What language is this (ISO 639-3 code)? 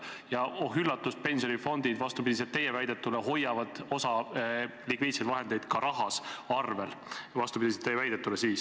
est